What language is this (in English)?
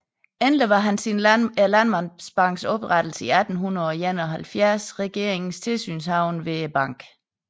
Danish